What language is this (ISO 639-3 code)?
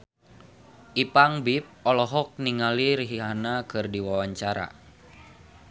sun